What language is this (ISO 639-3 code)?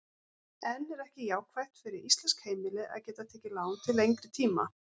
isl